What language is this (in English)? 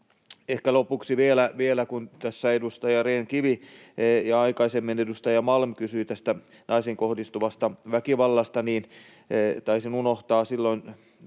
Finnish